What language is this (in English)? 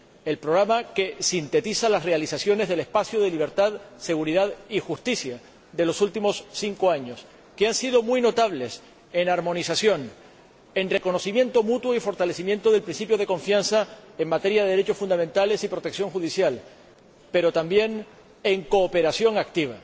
Spanish